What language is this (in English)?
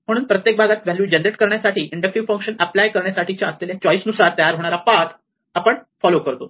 Marathi